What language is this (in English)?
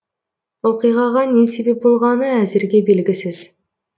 Kazakh